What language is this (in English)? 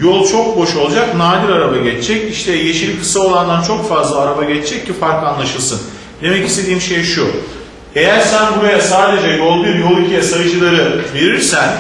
Turkish